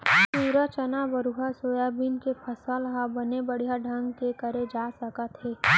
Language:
Chhattisgarhi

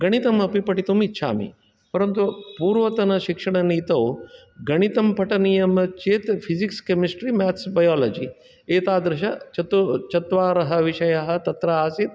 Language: Sanskrit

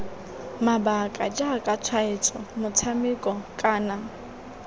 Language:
Tswana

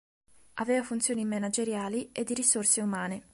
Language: Italian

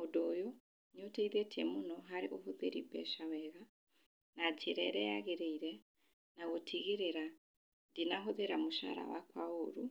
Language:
Kikuyu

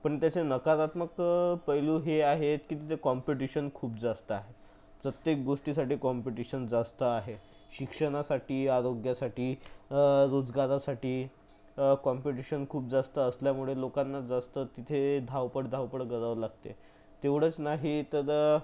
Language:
Marathi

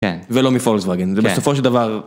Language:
Hebrew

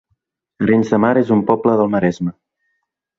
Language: Catalan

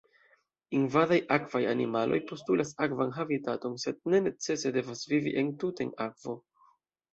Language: Esperanto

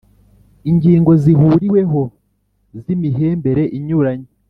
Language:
Kinyarwanda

